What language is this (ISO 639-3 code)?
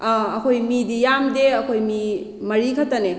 mni